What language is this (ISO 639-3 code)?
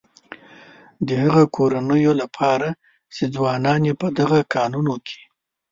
pus